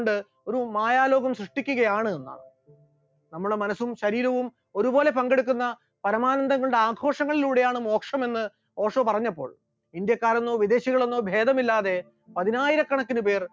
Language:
Malayalam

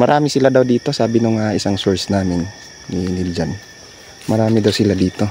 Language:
Filipino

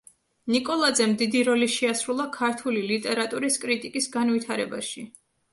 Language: Georgian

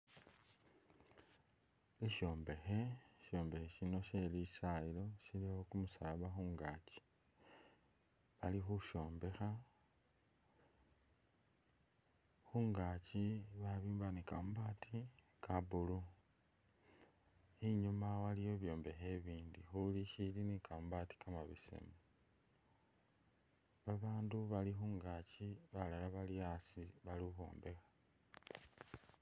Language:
Masaaba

